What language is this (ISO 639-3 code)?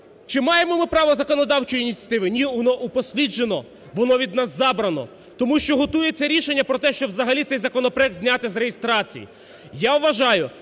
ukr